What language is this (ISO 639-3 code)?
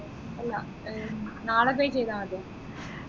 mal